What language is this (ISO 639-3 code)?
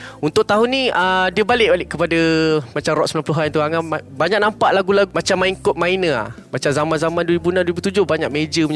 msa